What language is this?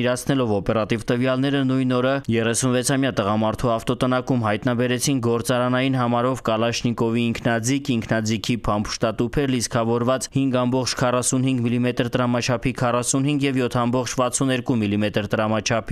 Turkish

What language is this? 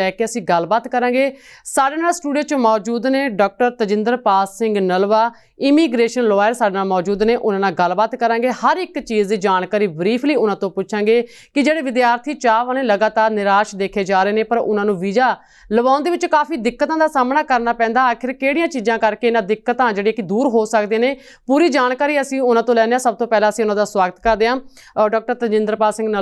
Hindi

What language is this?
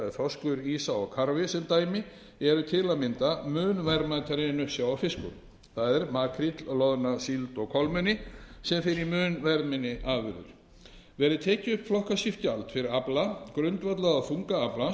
Icelandic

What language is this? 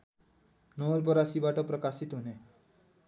Nepali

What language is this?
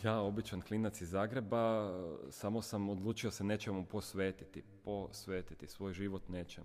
Croatian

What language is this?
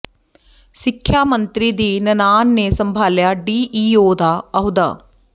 Punjabi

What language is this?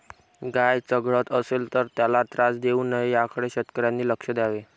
Marathi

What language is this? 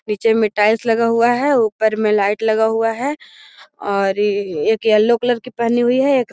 Magahi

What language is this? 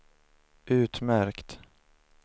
Swedish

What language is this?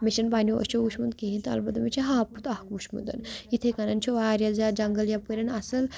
Kashmiri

